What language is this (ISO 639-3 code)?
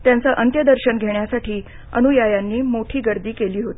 mar